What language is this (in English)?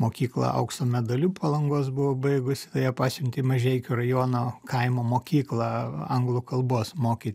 Lithuanian